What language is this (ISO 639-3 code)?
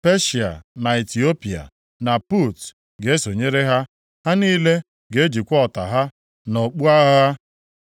ibo